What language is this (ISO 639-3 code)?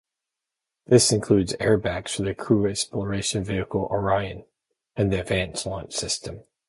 eng